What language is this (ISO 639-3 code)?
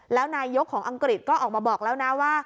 tha